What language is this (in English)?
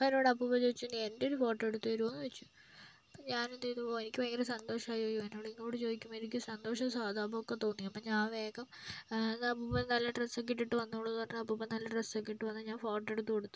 Malayalam